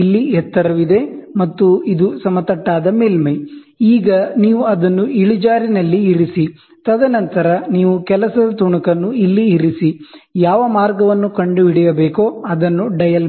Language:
Kannada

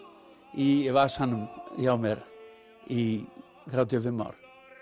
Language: Icelandic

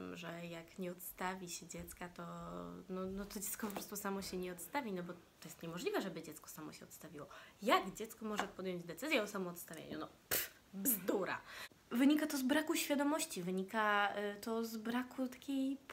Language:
Polish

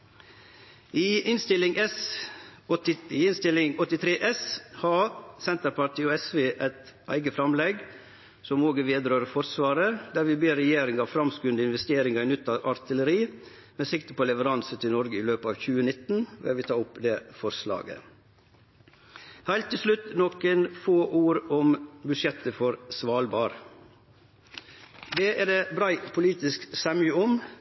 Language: Norwegian Nynorsk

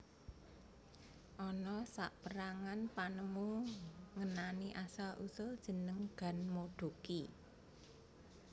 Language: Javanese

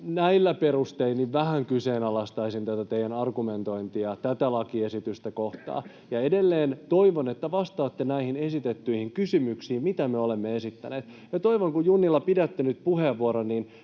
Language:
Finnish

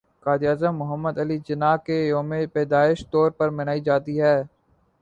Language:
Urdu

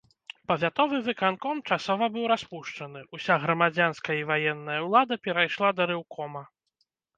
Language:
Belarusian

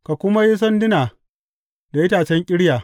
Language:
Hausa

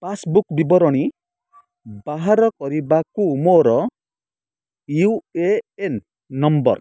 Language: Odia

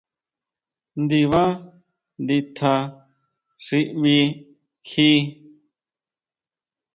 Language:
Huautla Mazatec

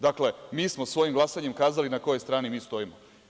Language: Serbian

